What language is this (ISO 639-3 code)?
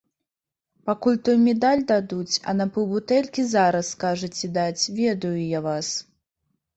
bel